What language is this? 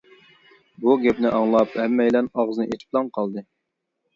Uyghur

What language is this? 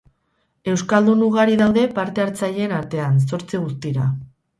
Basque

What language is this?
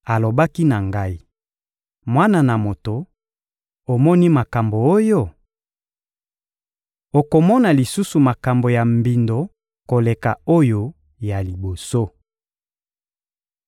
Lingala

